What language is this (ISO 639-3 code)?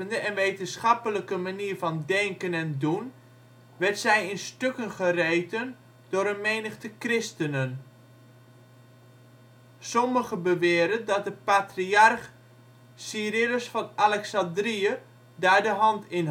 nld